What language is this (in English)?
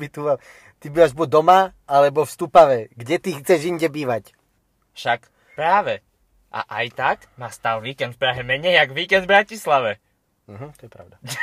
Slovak